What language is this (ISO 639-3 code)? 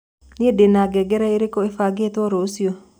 kik